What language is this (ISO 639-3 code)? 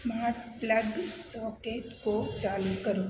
hin